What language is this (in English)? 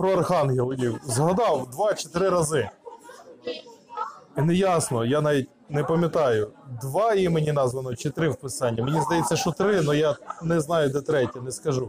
Ukrainian